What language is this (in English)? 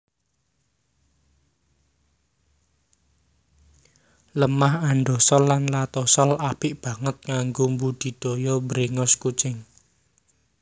Javanese